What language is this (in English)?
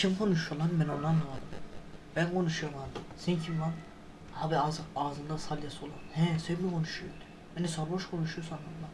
Turkish